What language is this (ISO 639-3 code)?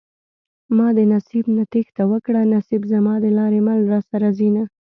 pus